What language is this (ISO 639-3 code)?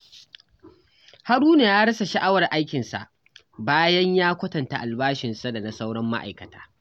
hau